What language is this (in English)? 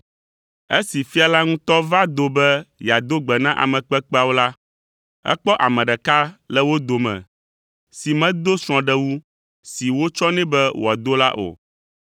Ewe